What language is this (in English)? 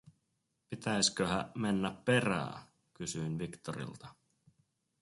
Finnish